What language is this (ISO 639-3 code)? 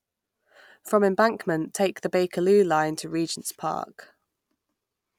eng